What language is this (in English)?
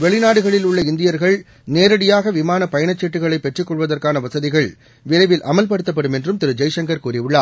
Tamil